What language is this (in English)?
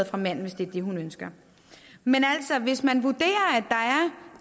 Danish